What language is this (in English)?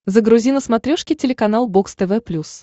Russian